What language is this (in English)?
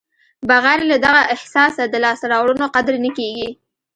Pashto